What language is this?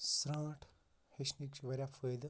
Kashmiri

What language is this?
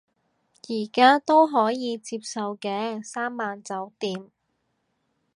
Cantonese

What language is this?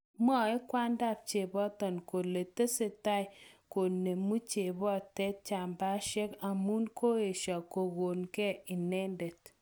Kalenjin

